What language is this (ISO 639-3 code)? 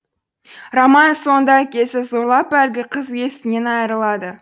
kaz